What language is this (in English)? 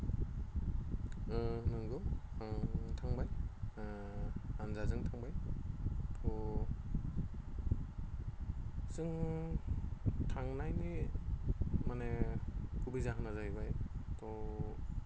Bodo